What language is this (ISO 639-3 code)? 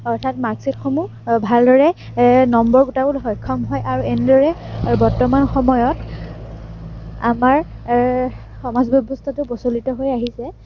asm